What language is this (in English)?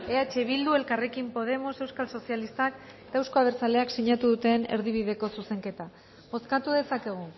Basque